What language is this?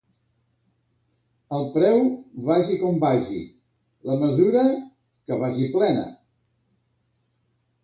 Catalan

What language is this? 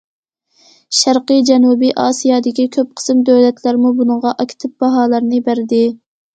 Uyghur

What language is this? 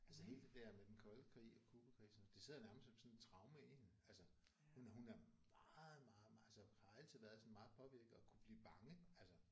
Danish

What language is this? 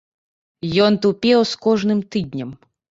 Belarusian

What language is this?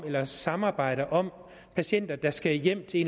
Danish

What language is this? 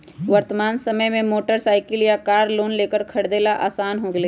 Magahi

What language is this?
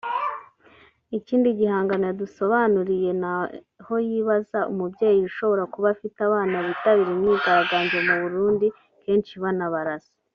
Kinyarwanda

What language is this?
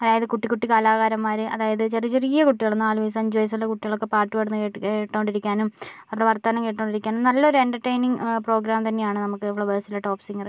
Malayalam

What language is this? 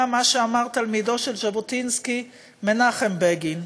Hebrew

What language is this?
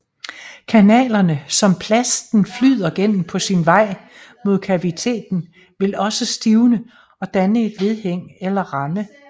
Danish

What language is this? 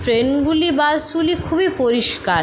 Bangla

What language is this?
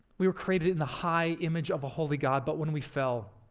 English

